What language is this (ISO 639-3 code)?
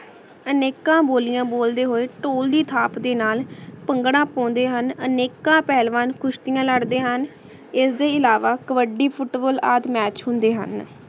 pan